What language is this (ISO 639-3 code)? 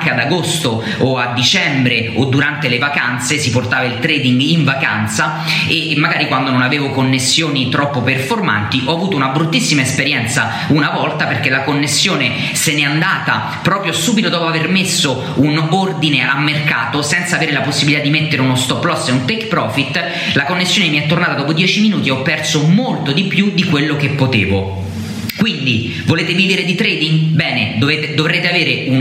ita